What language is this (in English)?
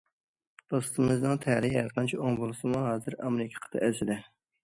Uyghur